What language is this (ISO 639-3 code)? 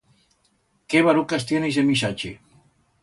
arg